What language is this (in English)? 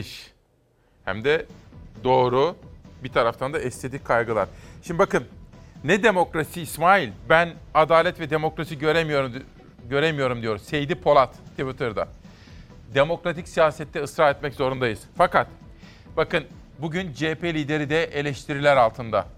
Turkish